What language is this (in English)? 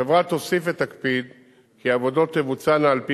Hebrew